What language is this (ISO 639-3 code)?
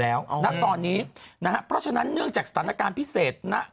tha